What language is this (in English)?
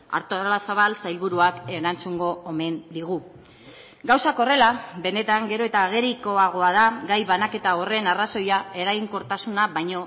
Basque